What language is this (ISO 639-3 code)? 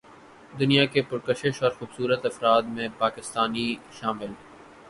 urd